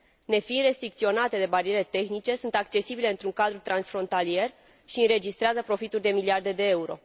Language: Romanian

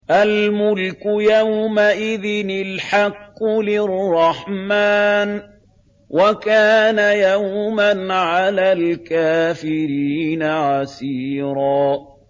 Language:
Arabic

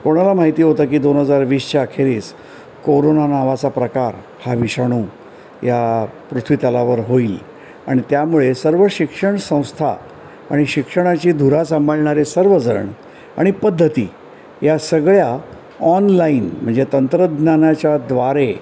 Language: Marathi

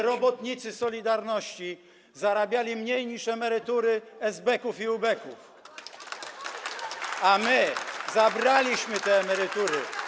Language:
Polish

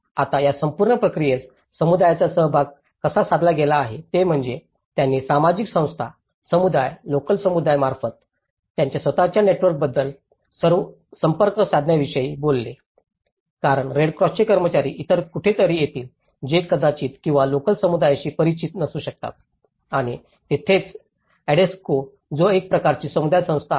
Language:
Marathi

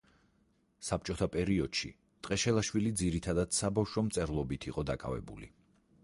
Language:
Georgian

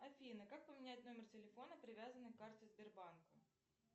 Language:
Russian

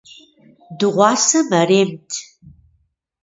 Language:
Kabardian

